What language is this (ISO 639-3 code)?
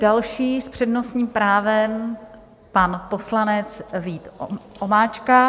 ces